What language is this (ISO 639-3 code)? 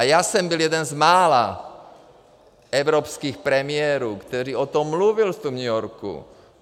ces